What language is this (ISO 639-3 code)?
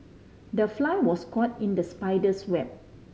eng